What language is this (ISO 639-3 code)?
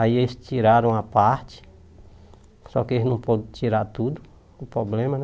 por